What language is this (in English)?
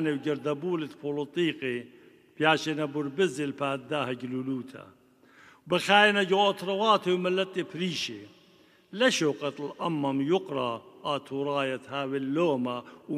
Arabic